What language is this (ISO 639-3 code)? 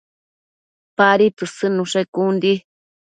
mcf